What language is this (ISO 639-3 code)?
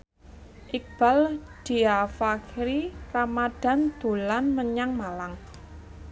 jav